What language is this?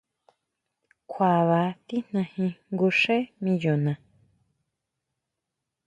Huautla Mazatec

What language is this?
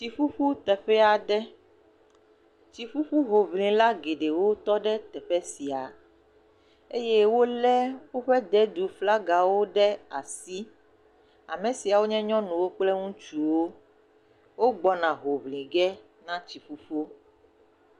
Ewe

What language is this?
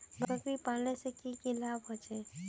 Magahi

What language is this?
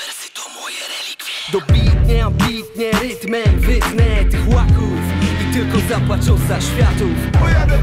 Polish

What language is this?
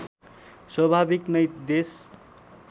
Nepali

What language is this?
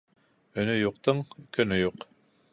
Bashkir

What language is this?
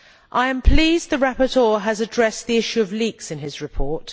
English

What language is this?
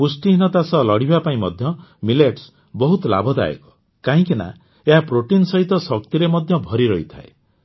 Odia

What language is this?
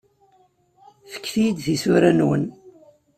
Kabyle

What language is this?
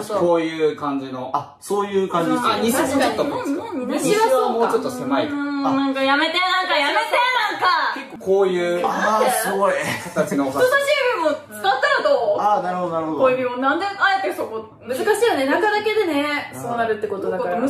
Japanese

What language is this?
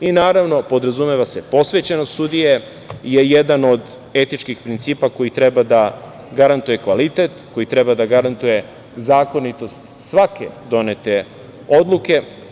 Serbian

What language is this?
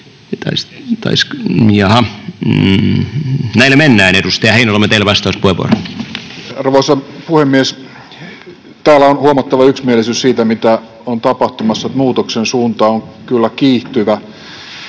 Finnish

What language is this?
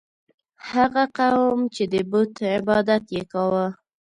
Pashto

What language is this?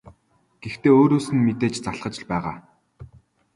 Mongolian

